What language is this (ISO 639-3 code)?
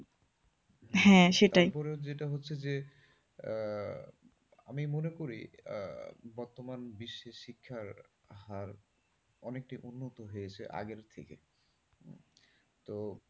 ben